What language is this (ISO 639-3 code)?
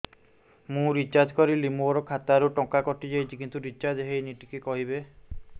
ori